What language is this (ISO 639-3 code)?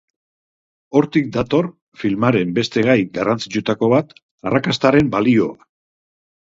eus